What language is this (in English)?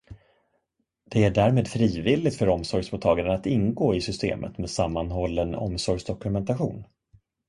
Swedish